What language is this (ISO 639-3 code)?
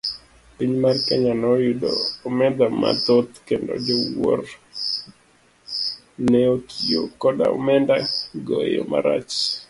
luo